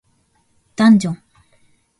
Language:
Japanese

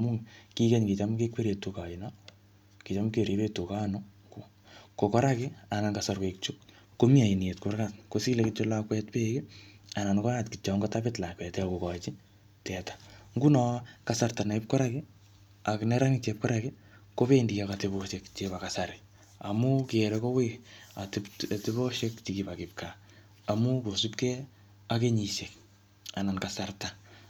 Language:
Kalenjin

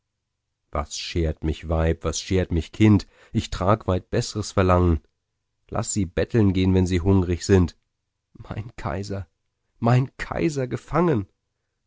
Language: German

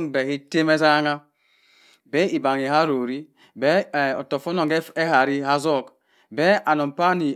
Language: Cross River Mbembe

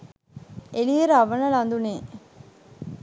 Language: Sinhala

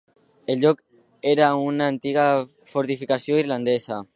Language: Catalan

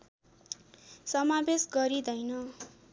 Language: Nepali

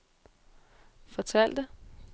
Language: Danish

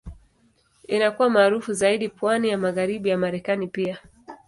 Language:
Swahili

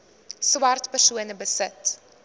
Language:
Afrikaans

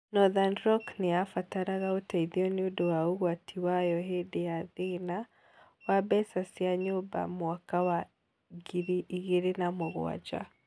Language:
Kikuyu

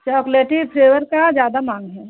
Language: Hindi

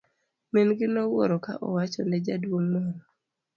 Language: Luo (Kenya and Tanzania)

